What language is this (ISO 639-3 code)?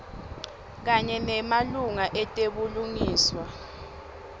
ssw